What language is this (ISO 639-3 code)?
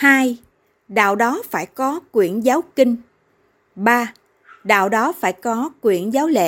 vie